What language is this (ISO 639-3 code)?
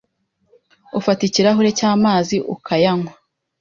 kin